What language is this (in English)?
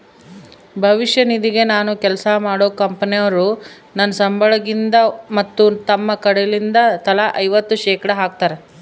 Kannada